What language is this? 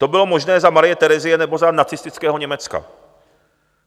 Czech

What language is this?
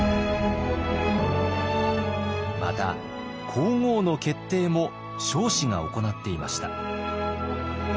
Japanese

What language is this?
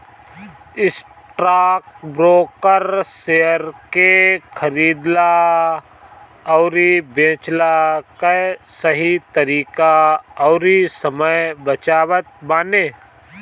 Bhojpuri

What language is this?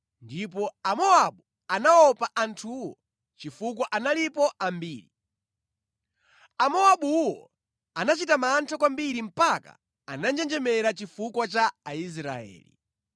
Nyanja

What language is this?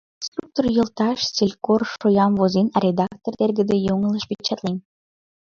Mari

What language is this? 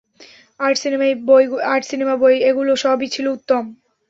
Bangla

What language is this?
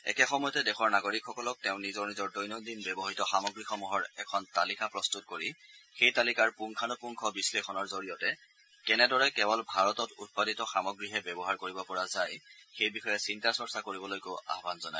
Assamese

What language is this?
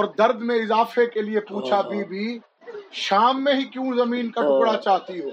Urdu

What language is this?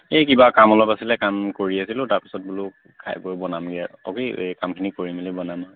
Assamese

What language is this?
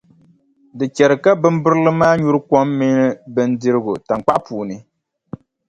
Dagbani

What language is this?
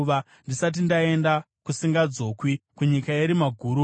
Shona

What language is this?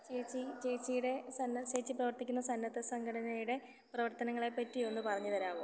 Malayalam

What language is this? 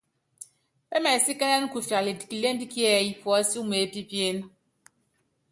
Yangben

